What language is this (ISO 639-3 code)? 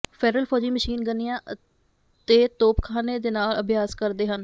pan